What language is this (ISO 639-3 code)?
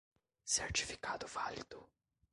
por